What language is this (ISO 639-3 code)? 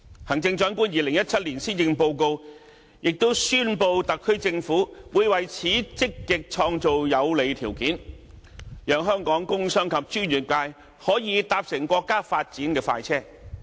yue